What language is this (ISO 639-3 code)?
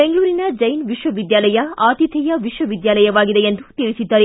kan